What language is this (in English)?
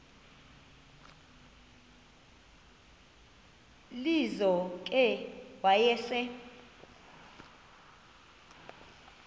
Xhosa